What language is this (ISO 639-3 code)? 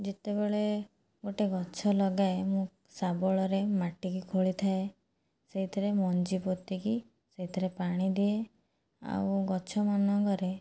ori